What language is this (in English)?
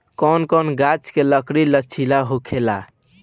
Bhojpuri